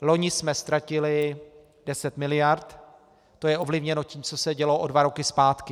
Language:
Czech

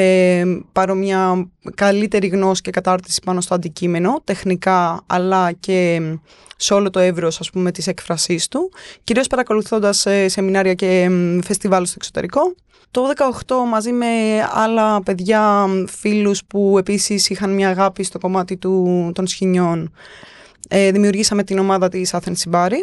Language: Greek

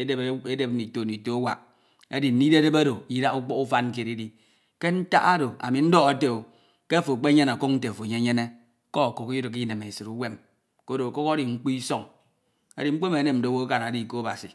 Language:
Ito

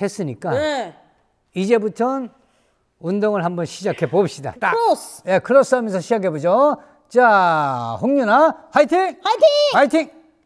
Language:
Korean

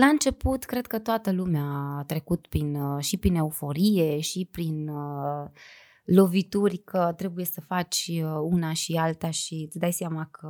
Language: Romanian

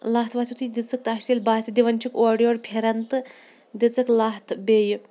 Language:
Kashmiri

